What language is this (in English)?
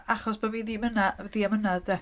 Welsh